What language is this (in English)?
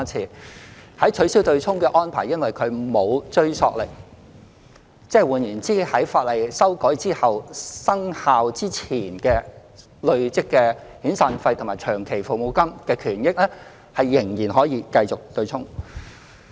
Cantonese